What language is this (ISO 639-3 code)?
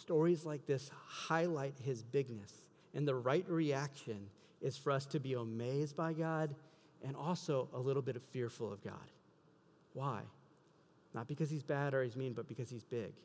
eng